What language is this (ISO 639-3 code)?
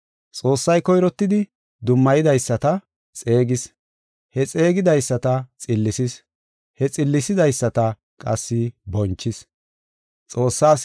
gof